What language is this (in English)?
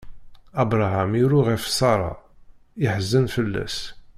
Kabyle